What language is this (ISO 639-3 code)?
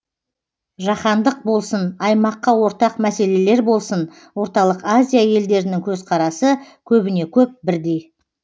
kaz